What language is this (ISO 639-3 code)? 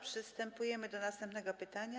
pol